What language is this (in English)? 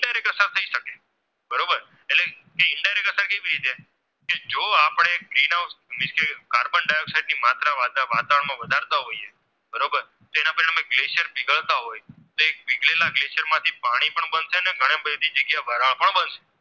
Gujarati